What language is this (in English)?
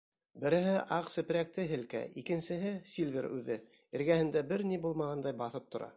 Bashkir